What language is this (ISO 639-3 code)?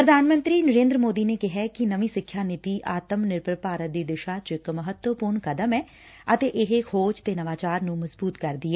pan